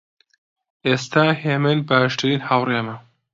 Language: Central Kurdish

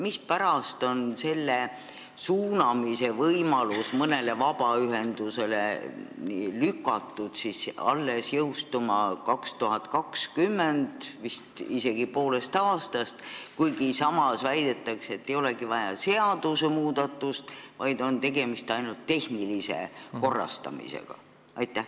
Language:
Estonian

